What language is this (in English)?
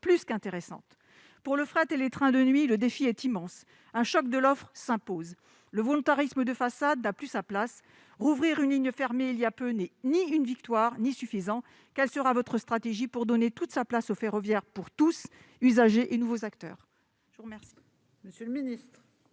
French